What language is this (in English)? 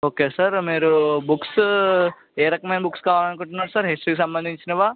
Telugu